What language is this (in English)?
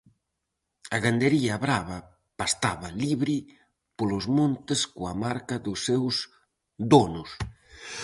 Galician